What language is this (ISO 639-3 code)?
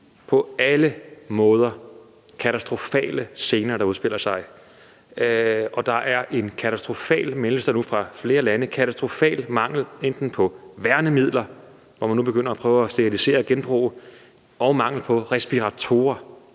dan